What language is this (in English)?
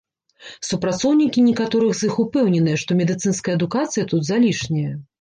Belarusian